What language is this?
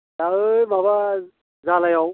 Bodo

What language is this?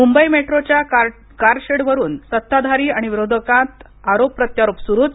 Marathi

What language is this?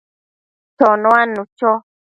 Matsés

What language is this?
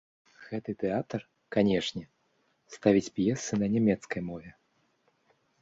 Belarusian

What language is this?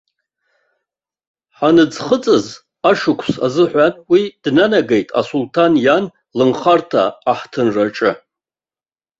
Abkhazian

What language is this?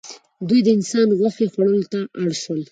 Pashto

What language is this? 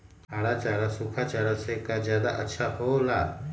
Magahi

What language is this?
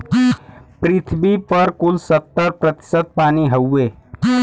Bhojpuri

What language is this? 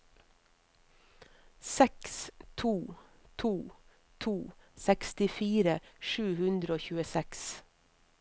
Norwegian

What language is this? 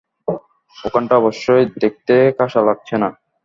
Bangla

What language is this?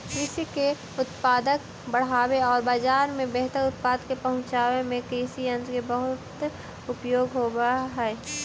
Magahi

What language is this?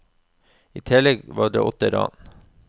Norwegian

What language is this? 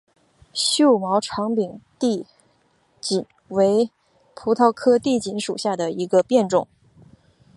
Chinese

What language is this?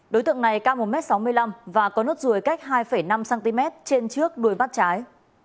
Vietnamese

